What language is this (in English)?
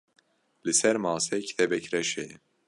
Kurdish